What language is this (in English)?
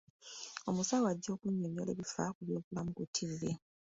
Ganda